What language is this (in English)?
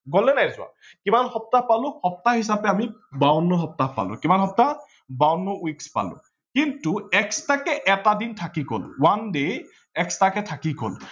Assamese